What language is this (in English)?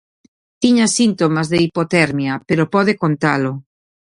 Galician